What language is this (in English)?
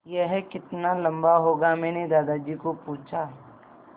Hindi